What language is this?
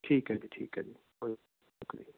Punjabi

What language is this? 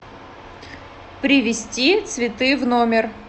Russian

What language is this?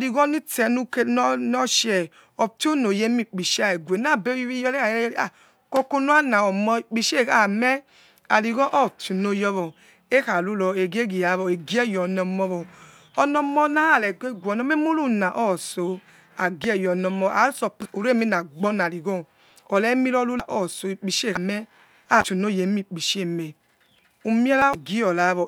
Yekhee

